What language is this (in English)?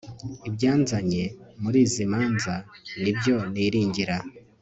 Kinyarwanda